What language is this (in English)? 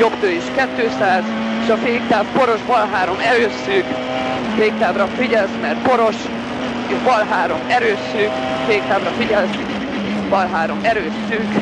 Hungarian